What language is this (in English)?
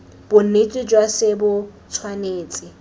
Tswana